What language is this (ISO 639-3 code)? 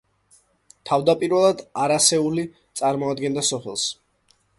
kat